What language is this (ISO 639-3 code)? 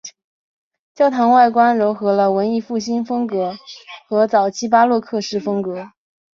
zho